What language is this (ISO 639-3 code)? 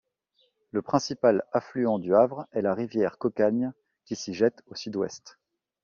fra